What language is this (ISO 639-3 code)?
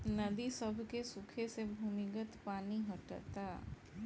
bho